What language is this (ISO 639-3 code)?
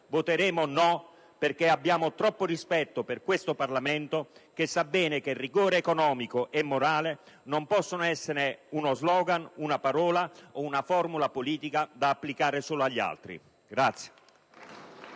ita